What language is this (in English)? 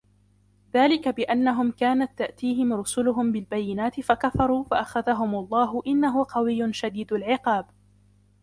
Arabic